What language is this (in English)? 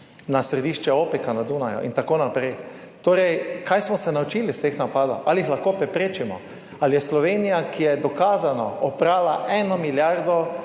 Slovenian